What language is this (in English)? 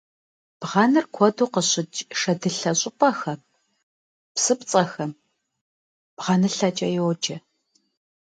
Kabardian